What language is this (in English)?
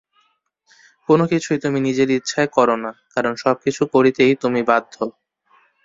Bangla